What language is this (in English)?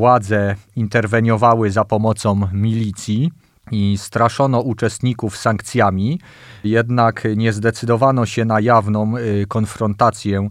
Polish